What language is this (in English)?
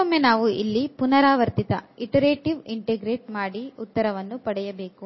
Kannada